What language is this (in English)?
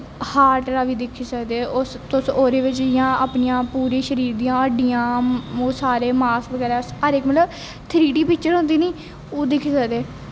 Dogri